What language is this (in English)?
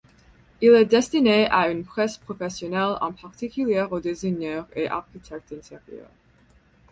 French